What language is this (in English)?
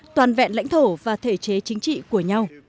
Vietnamese